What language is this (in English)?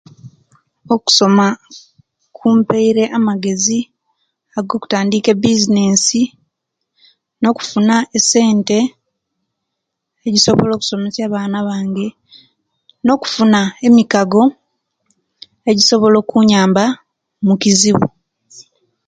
Kenyi